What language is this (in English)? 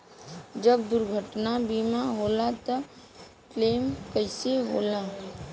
Bhojpuri